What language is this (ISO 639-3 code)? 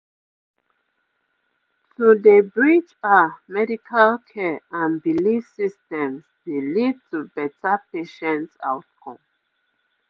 pcm